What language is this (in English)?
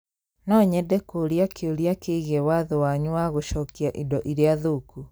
Kikuyu